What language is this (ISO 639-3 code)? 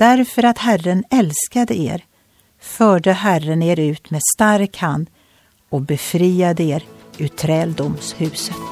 swe